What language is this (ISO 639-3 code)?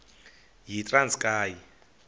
xho